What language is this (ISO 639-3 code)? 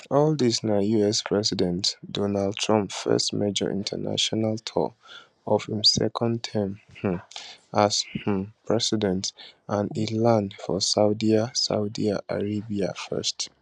pcm